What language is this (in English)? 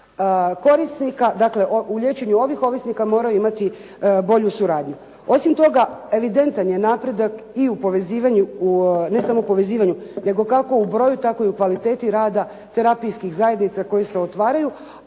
Croatian